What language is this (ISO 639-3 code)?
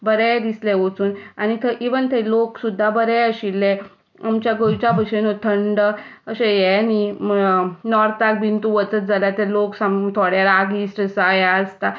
kok